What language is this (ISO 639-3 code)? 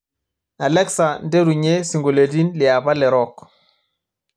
mas